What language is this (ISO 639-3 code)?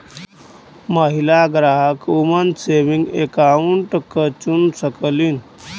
bho